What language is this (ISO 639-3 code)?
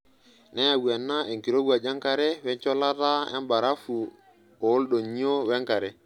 mas